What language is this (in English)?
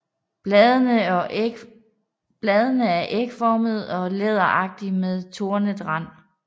Danish